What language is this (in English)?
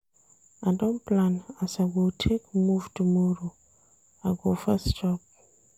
Nigerian Pidgin